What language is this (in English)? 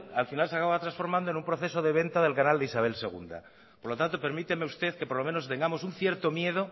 Spanish